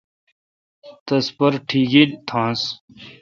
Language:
Kalkoti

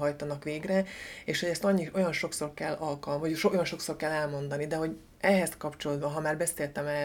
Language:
Hungarian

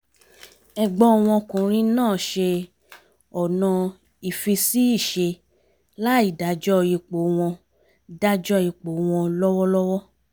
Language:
Yoruba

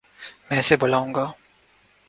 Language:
Urdu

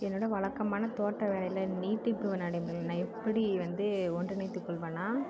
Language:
Tamil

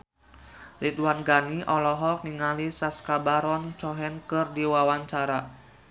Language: Sundanese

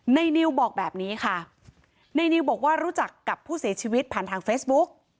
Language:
Thai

